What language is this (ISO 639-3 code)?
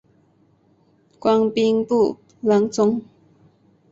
zho